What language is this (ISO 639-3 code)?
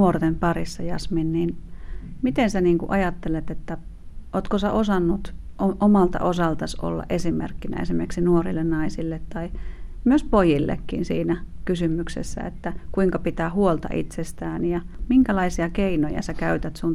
fin